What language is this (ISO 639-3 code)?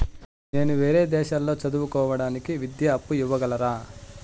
tel